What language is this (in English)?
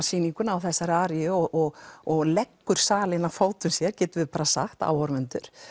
Icelandic